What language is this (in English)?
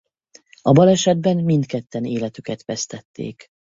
Hungarian